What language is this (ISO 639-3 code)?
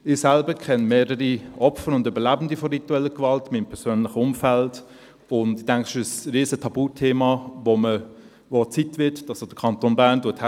gsw